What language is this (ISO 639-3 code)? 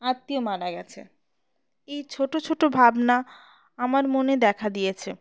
ben